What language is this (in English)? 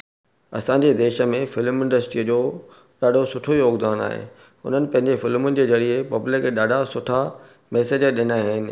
Sindhi